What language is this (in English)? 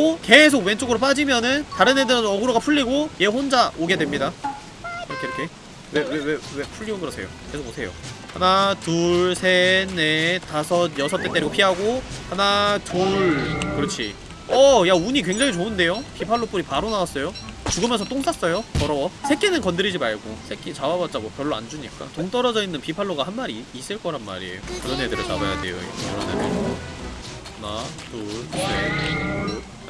Korean